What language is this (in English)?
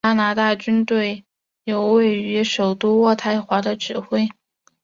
Chinese